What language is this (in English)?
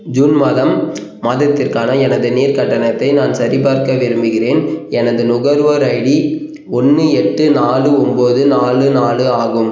Tamil